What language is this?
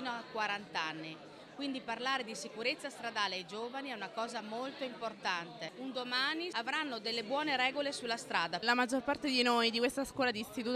Italian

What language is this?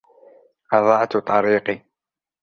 Arabic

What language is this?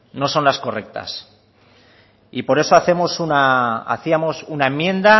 Spanish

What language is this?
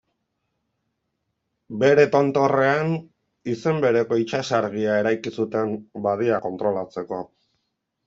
Basque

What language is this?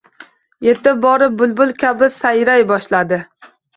Uzbek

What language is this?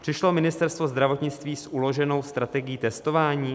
Czech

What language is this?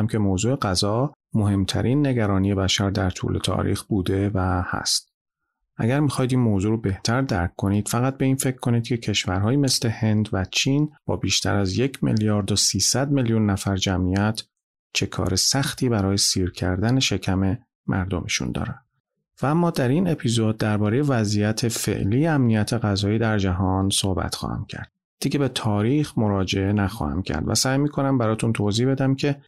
Persian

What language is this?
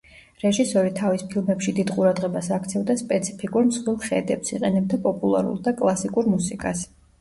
Georgian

